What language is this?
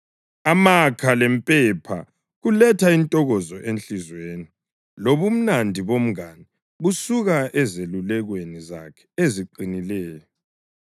North Ndebele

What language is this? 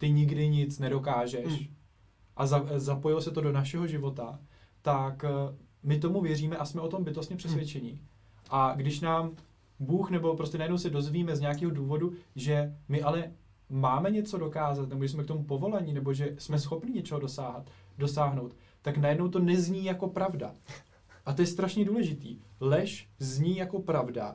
Czech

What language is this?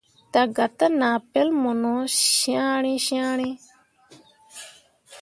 Mundang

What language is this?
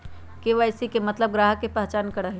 Magahi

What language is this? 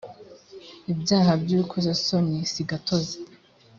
Kinyarwanda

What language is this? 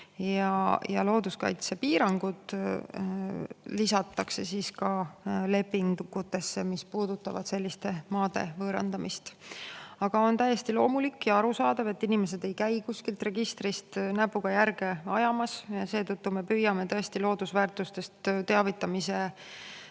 Estonian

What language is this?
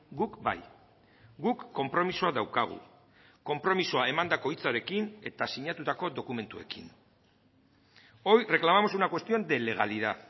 Basque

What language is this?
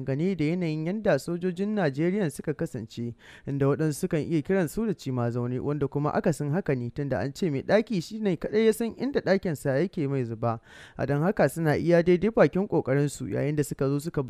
Arabic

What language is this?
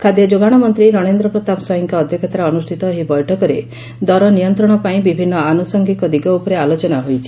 Odia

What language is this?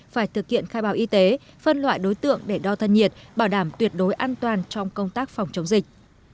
Vietnamese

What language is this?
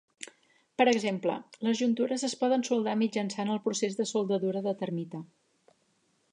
Catalan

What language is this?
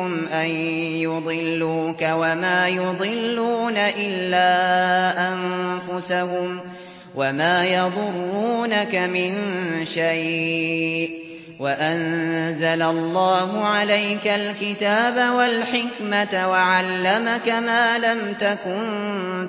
Arabic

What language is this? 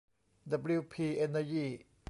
Thai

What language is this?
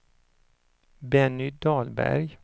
Swedish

